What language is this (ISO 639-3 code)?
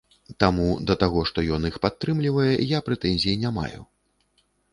bel